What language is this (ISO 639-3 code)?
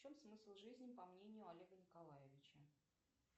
rus